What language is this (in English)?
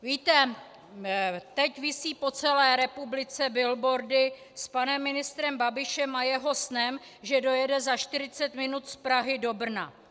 Czech